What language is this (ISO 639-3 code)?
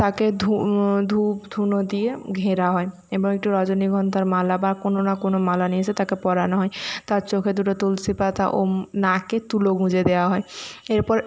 ben